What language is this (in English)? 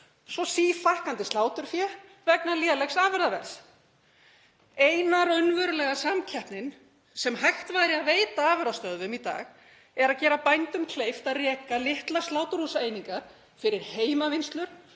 Icelandic